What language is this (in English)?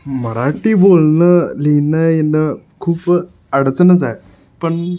Marathi